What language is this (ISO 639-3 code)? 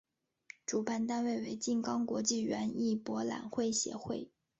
zho